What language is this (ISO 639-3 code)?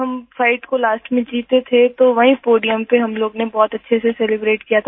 hin